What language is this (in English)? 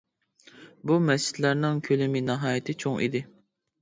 Uyghur